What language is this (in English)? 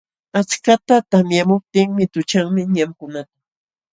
Jauja Wanca Quechua